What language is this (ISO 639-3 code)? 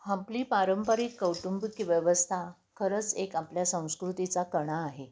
mar